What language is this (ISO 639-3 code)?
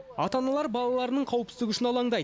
kaz